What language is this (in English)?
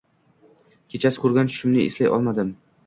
Uzbek